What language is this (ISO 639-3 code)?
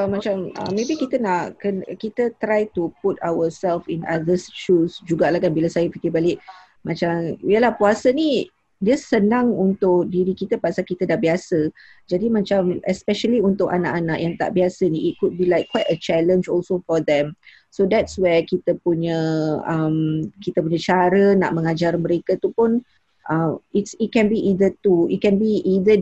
msa